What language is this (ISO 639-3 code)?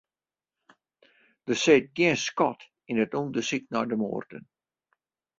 fry